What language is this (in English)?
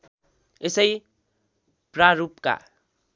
Nepali